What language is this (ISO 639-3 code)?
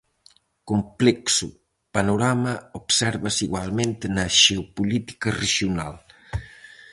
glg